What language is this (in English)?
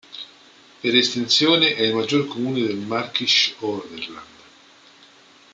Italian